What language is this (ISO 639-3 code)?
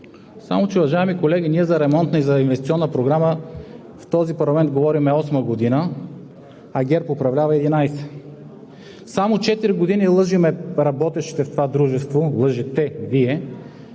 bul